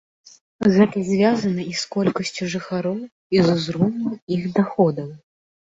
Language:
Belarusian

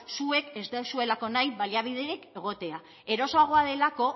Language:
Basque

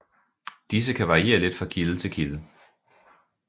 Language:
Danish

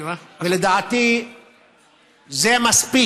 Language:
Hebrew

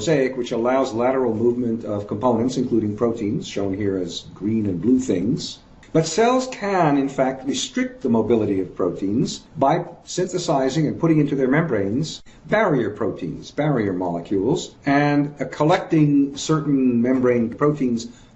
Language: English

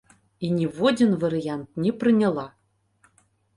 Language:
Belarusian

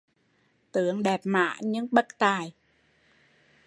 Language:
Vietnamese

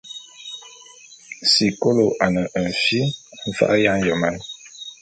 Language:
Bulu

